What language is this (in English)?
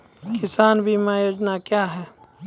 Maithili